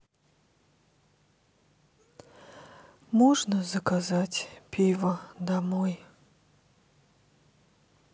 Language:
Russian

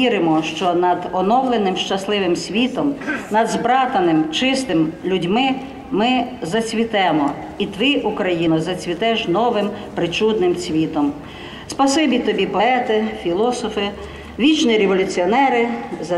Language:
Ukrainian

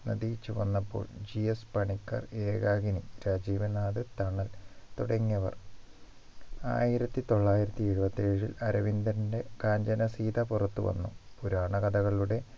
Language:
Malayalam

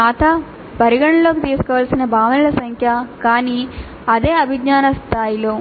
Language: Telugu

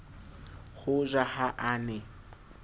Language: Southern Sotho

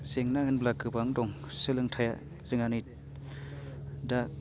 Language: Bodo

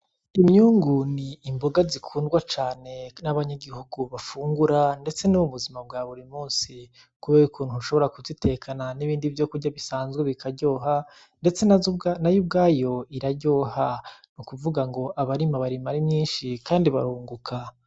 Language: Rundi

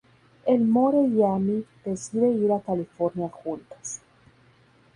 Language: Spanish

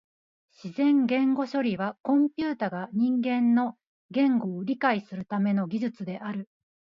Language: Japanese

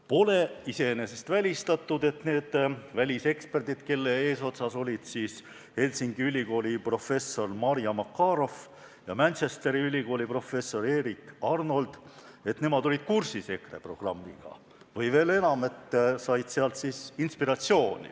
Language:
Estonian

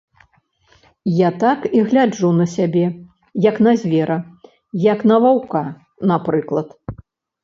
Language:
Belarusian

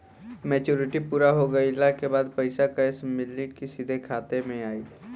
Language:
Bhojpuri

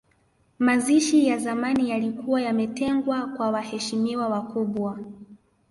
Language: Swahili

